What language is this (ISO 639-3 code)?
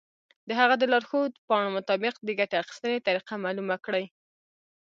pus